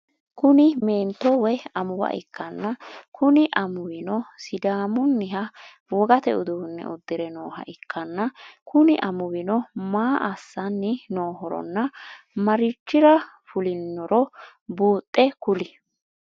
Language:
Sidamo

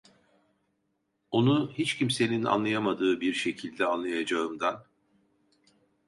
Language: Turkish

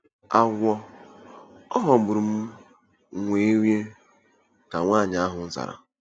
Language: Igbo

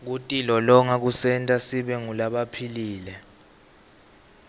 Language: Swati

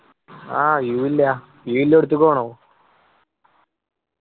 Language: Malayalam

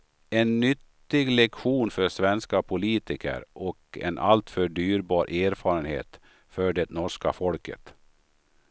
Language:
Swedish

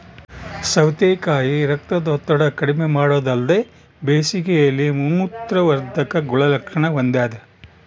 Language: Kannada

